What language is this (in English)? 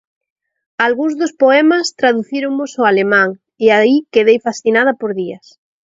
Galician